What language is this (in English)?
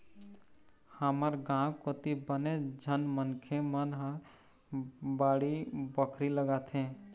Chhattisgarhi